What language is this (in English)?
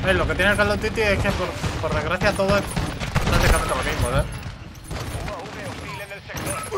Spanish